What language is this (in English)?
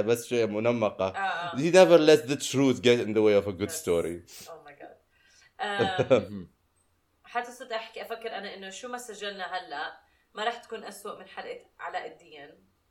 Arabic